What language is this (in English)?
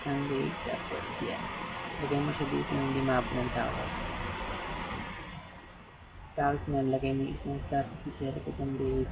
Filipino